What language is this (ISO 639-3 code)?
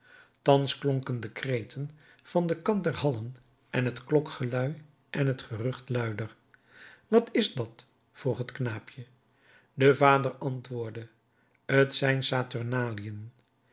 nld